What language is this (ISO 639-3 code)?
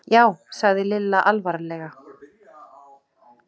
isl